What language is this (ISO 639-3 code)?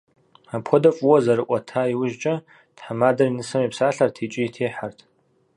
kbd